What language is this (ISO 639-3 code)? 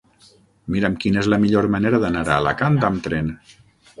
cat